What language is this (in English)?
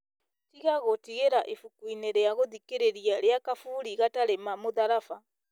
Kikuyu